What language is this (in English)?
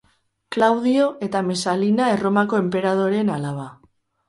Basque